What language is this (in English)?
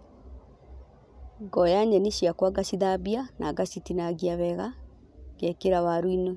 Kikuyu